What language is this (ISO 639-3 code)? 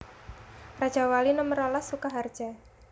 jav